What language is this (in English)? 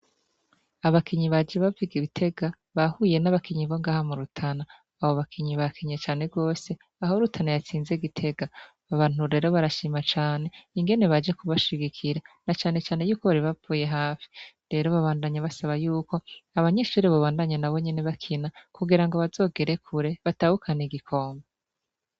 Rundi